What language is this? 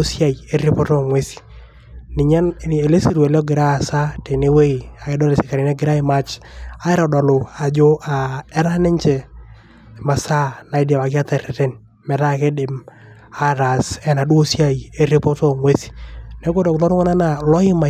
Masai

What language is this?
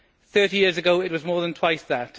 English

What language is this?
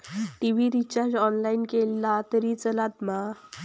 Marathi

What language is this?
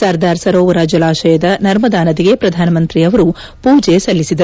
Kannada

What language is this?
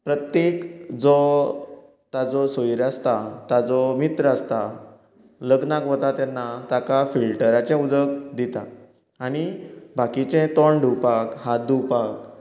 Konkani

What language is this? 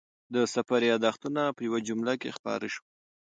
Pashto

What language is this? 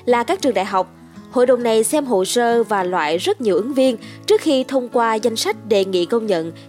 Vietnamese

